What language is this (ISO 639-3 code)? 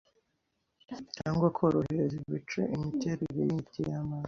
kin